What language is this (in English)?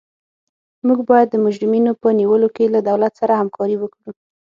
Pashto